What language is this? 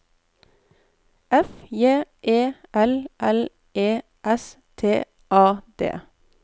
Norwegian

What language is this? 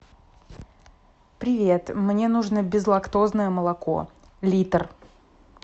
Russian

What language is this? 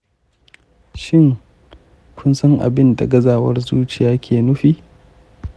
Hausa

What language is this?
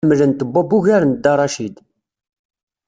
Kabyle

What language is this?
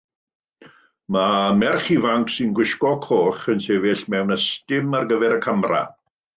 Welsh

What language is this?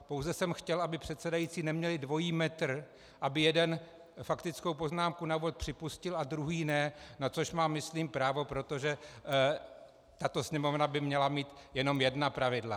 Czech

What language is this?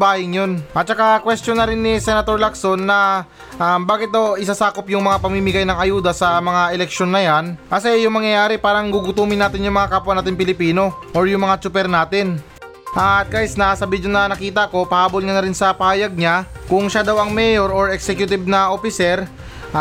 Filipino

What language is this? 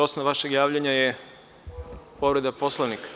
Serbian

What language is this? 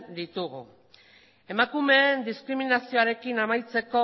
Basque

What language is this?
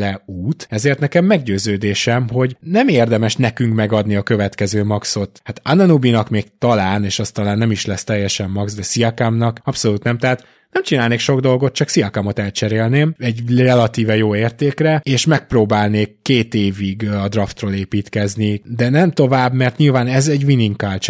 Hungarian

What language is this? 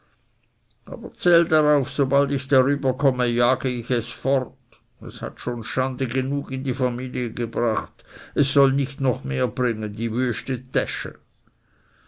German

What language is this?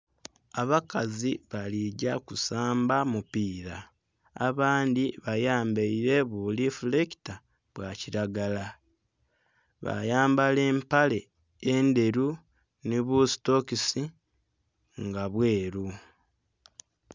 Soga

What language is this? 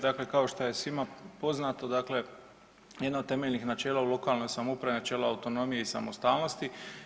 Croatian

